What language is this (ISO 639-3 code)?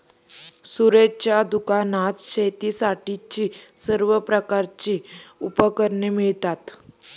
mar